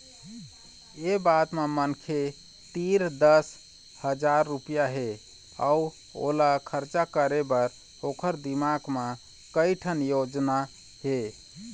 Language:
Chhattisgarhi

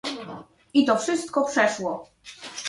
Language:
Polish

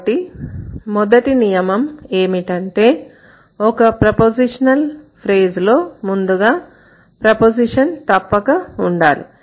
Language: Telugu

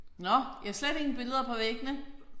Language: Danish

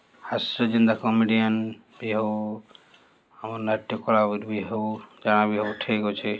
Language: Odia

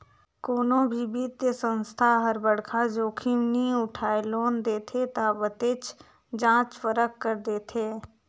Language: Chhattisgarhi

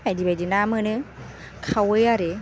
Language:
Bodo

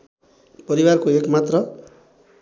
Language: Nepali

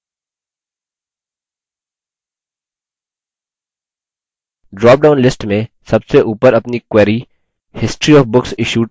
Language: Hindi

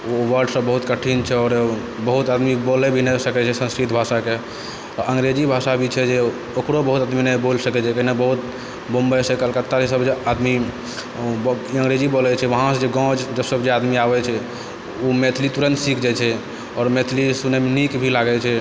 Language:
Maithili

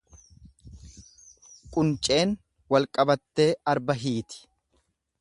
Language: Oromo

